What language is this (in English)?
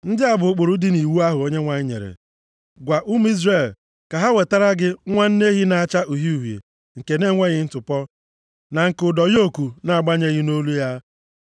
Igbo